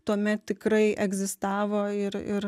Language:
Lithuanian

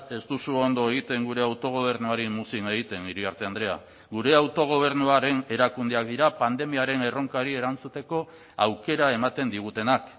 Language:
Basque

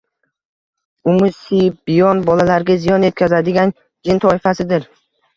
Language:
Uzbek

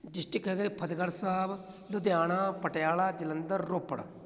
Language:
Punjabi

